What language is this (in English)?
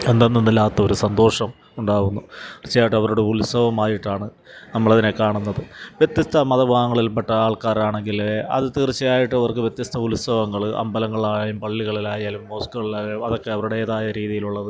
Malayalam